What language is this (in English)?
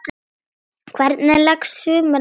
Icelandic